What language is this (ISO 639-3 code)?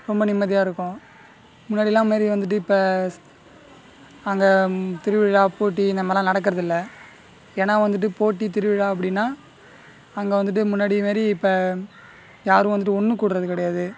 tam